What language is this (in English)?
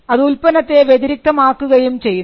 Malayalam